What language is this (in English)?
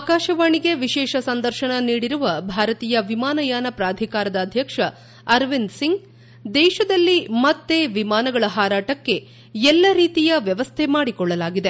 Kannada